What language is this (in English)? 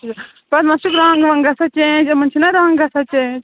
Kashmiri